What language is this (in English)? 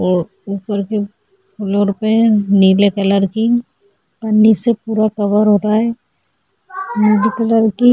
Hindi